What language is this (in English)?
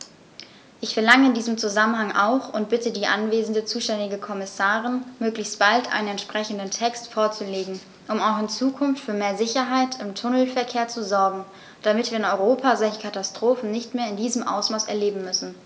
German